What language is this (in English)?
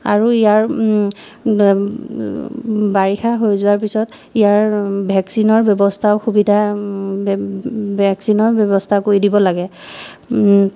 Assamese